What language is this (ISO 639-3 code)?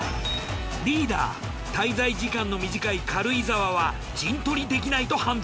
jpn